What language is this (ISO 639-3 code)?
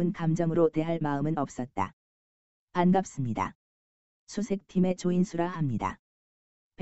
kor